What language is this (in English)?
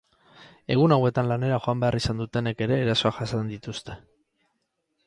Basque